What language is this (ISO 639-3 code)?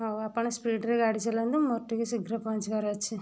ori